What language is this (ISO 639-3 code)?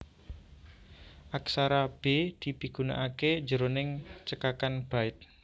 jav